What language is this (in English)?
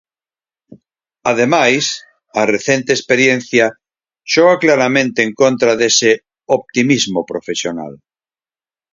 Galician